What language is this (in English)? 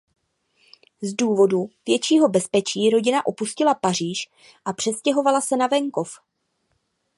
Czech